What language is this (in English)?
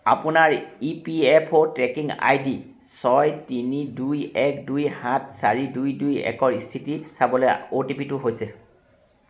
Assamese